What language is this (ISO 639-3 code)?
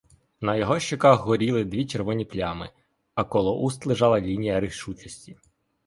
ukr